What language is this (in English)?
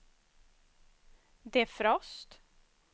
Swedish